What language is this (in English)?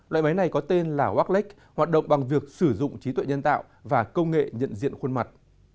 Vietnamese